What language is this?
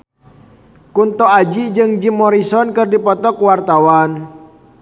Sundanese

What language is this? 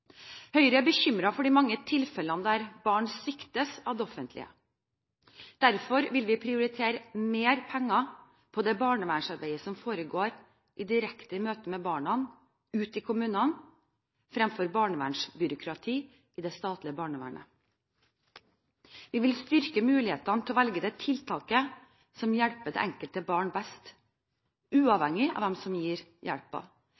Norwegian Bokmål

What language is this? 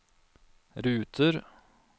Norwegian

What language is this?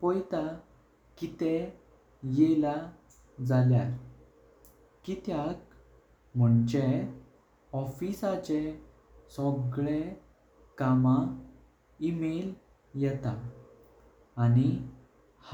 Konkani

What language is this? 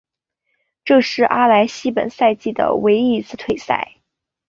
Chinese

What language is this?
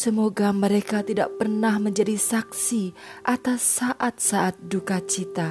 Indonesian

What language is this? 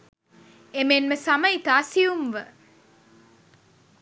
Sinhala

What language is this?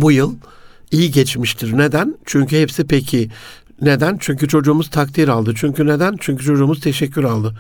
Turkish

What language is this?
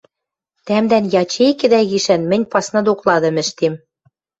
Western Mari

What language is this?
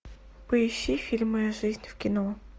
Russian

